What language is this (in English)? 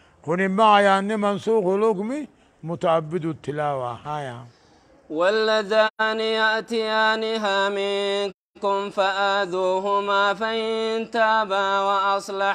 Arabic